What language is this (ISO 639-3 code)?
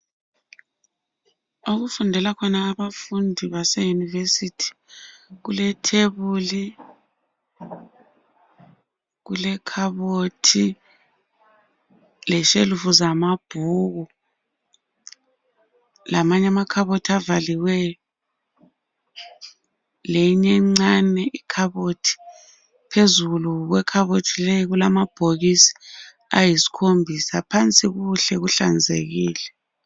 nde